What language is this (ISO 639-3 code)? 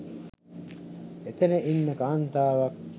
sin